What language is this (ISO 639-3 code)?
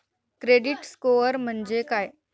mar